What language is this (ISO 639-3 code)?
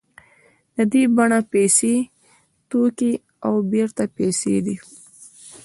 pus